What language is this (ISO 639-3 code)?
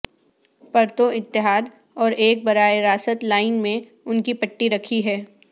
urd